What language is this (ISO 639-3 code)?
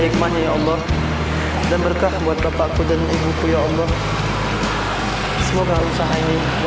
ind